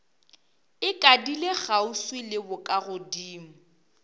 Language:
Northern Sotho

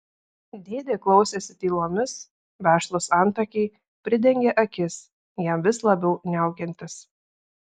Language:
Lithuanian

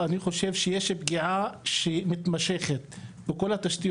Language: Hebrew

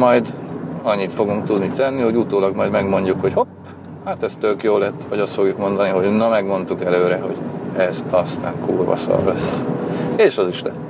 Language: Hungarian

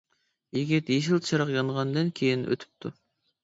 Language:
Uyghur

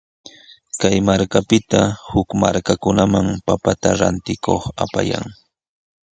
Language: Sihuas Ancash Quechua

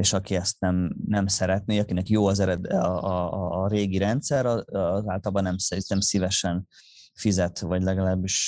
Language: Hungarian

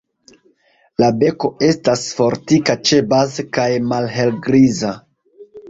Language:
Esperanto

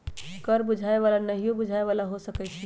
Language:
Magahi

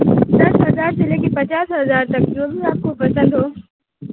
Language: Urdu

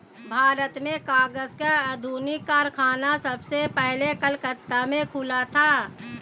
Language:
Hindi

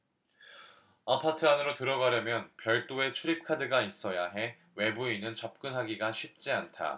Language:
Korean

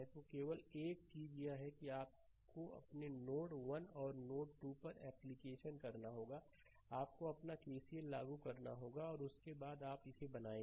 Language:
Hindi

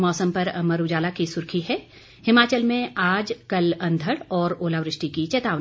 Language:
Hindi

